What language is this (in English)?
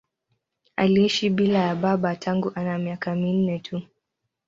Swahili